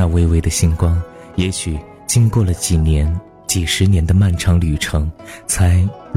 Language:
Chinese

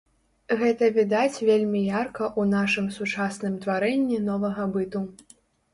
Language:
Belarusian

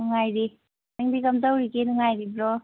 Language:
Manipuri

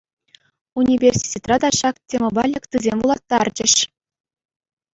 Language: Chuvash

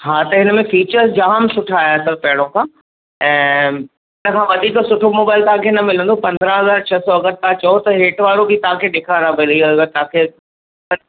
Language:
Sindhi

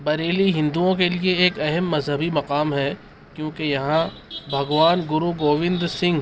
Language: Urdu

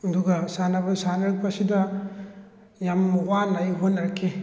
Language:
Manipuri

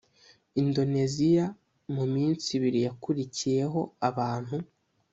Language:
Kinyarwanda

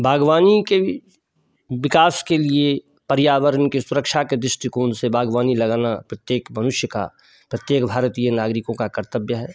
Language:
Hindi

